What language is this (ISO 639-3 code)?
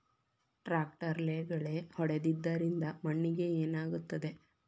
kan